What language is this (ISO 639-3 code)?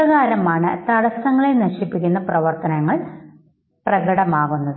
mal